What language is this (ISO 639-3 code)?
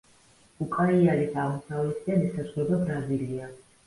kat